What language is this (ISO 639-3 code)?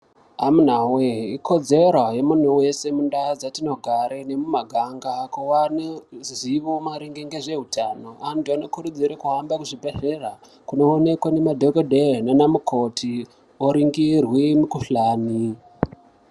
ndc